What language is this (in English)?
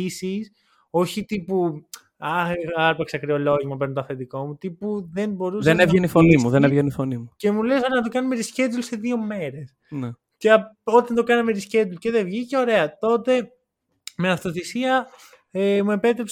Greek